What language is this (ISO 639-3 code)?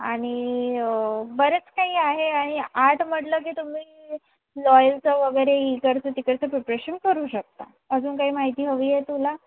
mar